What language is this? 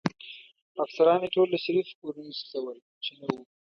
Pashto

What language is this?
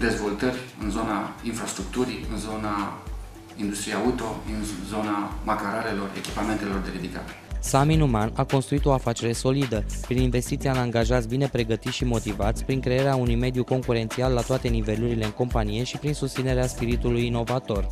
Romanian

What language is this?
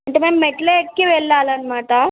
Telugu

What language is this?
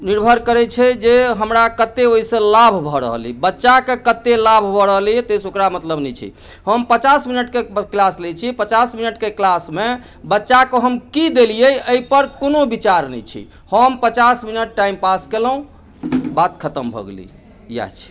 Maithili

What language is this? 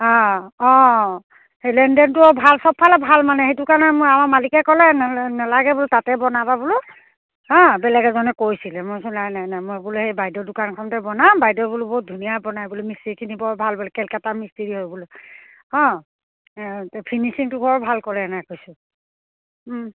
Assamese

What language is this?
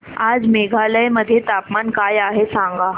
Marathi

